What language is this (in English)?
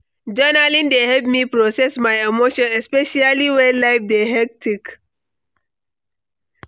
Nigerian Pidgin